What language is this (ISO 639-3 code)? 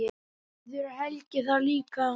isl